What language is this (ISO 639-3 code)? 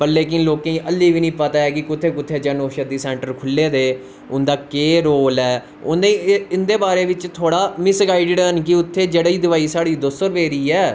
doi